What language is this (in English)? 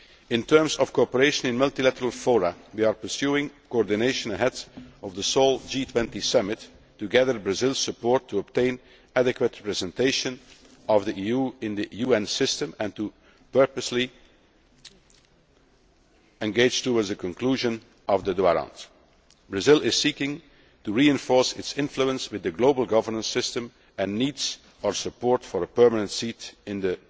English